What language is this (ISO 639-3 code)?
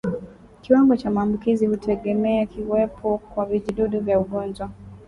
swa